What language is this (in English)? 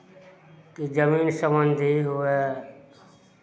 Maithili